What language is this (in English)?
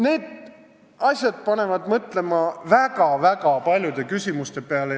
Estonian